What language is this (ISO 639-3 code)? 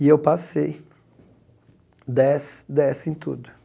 por